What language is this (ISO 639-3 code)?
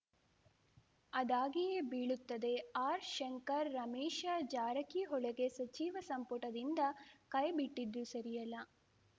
kan